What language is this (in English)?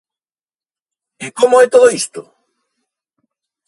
Galician